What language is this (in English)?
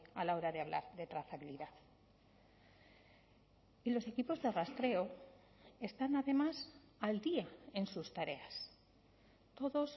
Spanish